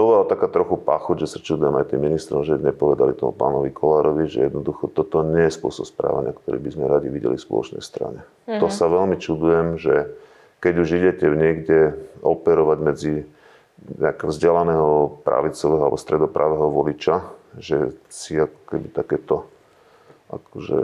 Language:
Slovak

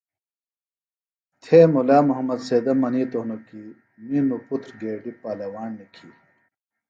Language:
Phalura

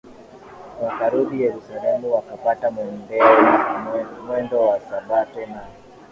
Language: Swahili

